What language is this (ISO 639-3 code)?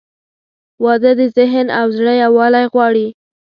pus